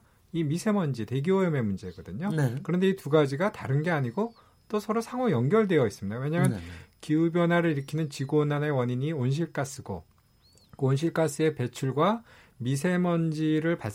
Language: Korean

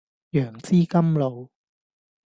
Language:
Cantonese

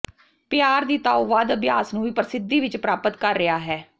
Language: Punjabi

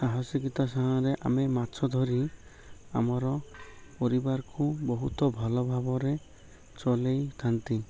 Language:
Odia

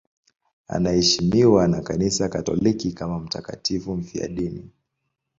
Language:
Swahili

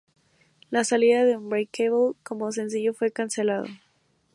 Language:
Spanish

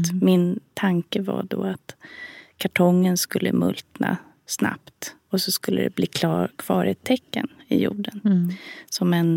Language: Swedish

